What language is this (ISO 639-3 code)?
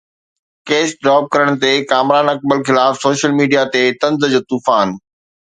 snd